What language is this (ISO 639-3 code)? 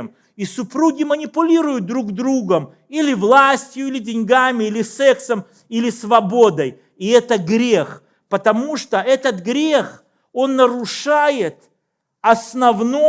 rus